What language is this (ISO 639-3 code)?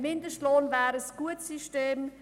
gsw